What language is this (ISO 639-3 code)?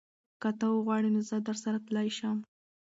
pus